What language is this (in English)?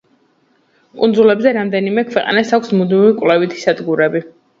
Georgian